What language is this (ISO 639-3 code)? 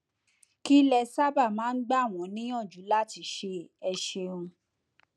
yor